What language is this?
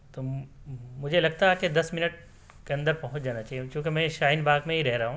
Urdu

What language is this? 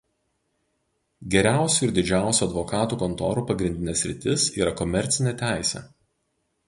Lithuanian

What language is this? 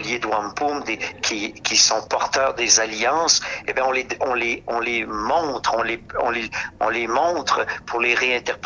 French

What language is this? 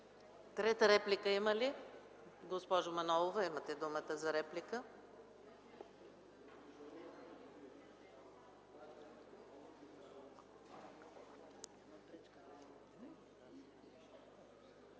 Bulgarian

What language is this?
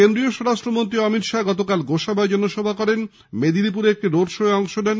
Bangla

